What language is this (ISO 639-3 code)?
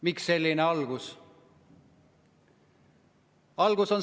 est